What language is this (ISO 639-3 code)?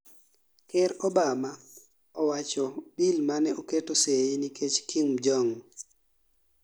luo